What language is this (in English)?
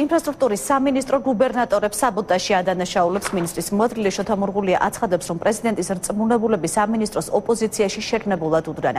Romanian